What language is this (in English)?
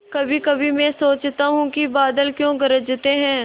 Hindi